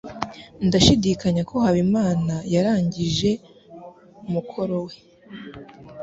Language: Kinyarwanda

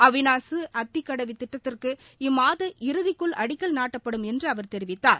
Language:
Tamil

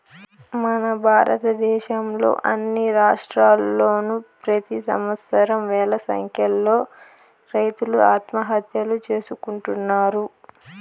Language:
Telugu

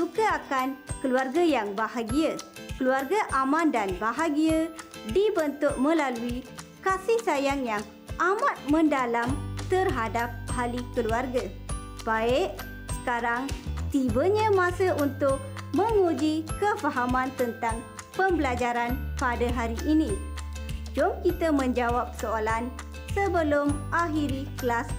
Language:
Malay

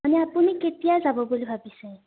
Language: Assamese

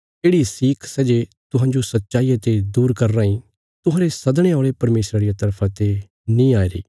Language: Bilaspuri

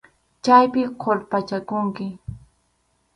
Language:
Arequipa-La Unión Quechua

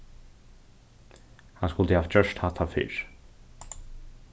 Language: Faroese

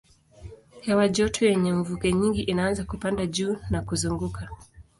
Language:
Swahili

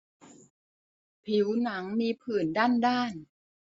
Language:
Thai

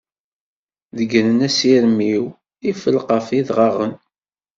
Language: Kabyle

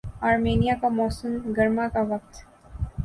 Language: Urdu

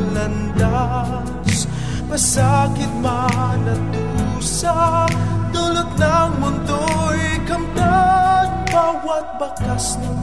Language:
Filipino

